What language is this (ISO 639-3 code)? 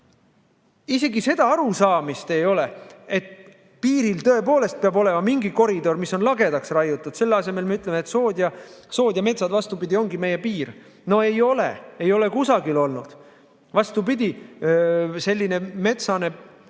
est